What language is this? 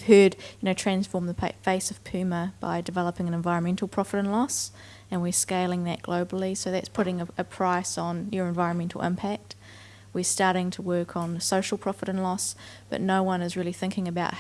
English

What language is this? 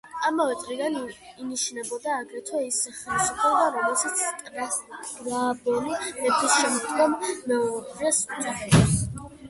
Georgian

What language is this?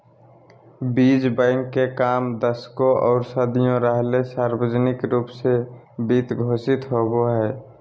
Magahi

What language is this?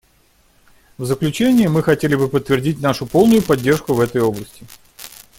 Russian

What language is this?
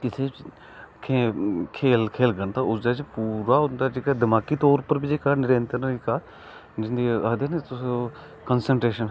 Dogri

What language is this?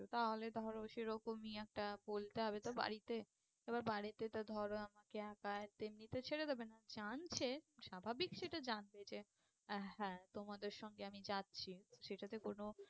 Bangla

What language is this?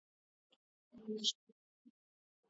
Asturian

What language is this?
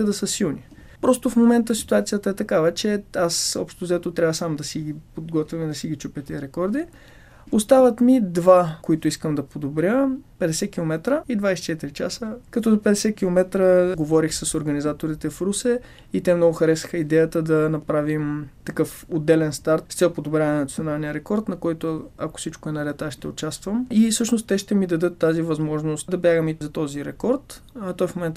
Bulgarian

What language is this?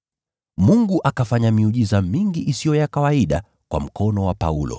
Swahili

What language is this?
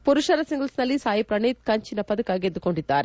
Kannada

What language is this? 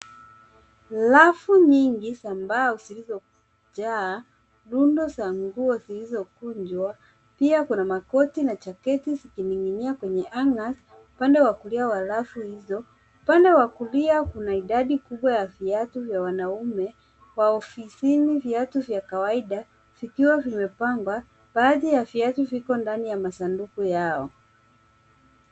Swahili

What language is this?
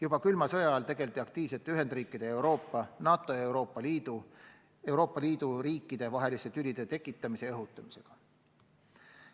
Estonian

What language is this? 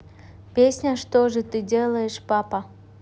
Russian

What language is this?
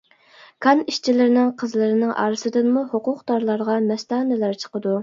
Uyghur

